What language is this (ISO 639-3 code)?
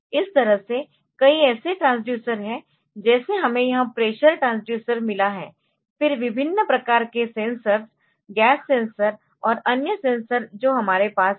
hin